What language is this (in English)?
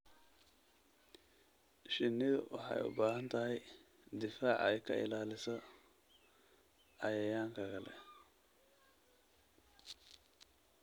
Somali